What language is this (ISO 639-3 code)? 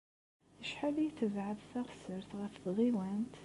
kab